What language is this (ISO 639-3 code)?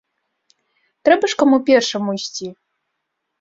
bel